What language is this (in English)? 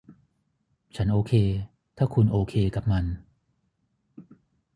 Thai